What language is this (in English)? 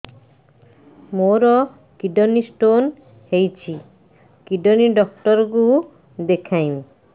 Odia